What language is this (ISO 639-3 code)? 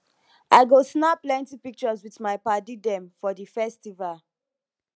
pcm